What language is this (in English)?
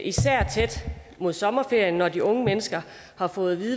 Danish